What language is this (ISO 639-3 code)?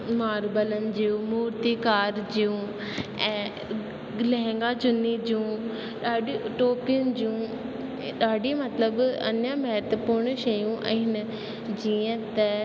snd